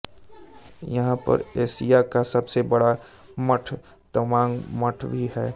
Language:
Hindi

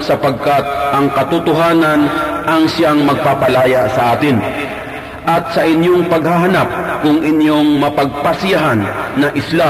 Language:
Filipino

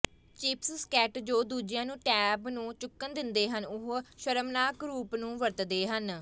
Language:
Punjabi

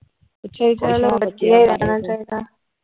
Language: Punjabi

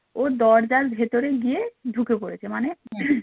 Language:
Bangla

